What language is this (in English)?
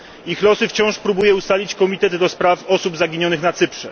Polish